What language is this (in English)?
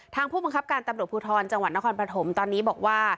Thai